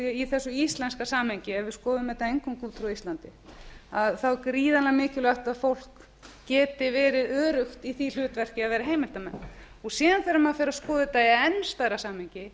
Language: Icelandic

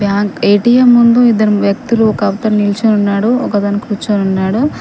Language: Telugu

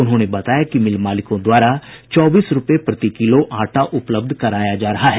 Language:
Hindi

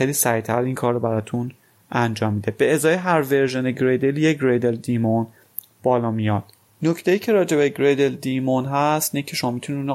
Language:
Persian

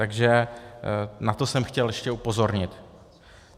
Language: Czech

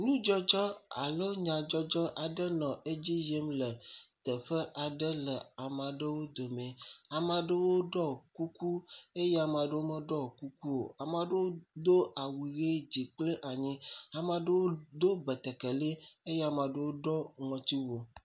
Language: Ewe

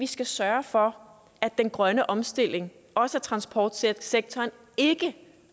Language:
Danish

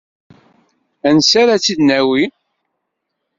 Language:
Kabyle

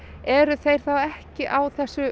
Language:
Icelandic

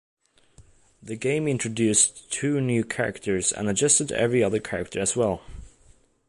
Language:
English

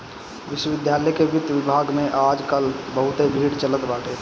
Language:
Bhojpuri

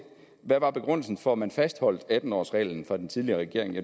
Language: Danish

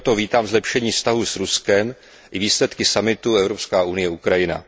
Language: Czech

